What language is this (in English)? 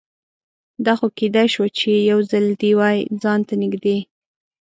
Pashto